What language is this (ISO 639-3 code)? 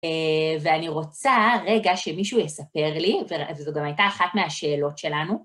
heb